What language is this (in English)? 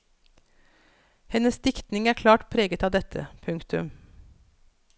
Norwegian